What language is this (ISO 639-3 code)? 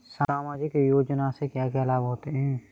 hin